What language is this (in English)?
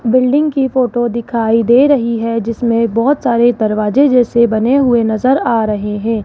Hindi